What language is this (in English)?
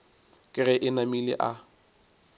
Northern Sotho